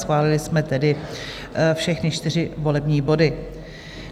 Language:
Czech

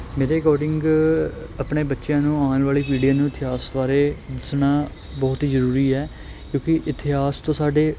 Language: Punjabi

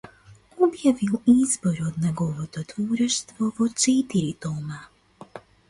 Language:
Macedonian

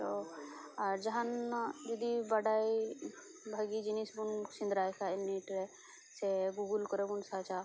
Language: Santali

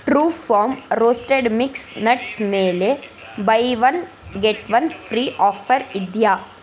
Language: Kannada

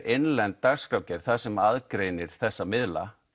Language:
Icelandic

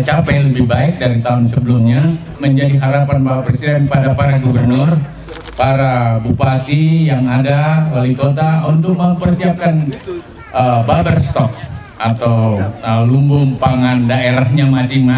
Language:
Indonesian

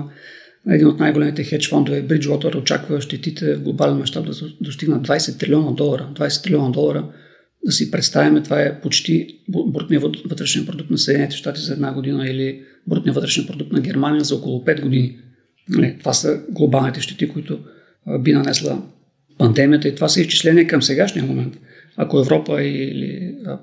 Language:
Bulgarian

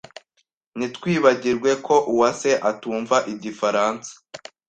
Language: Kinyarwanda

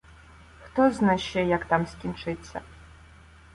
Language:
Ukrainian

